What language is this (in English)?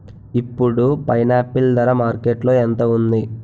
Telugu